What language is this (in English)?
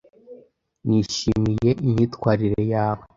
Kinyarwanda